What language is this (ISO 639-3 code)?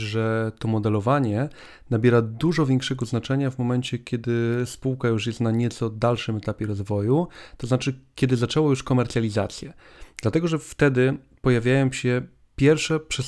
pol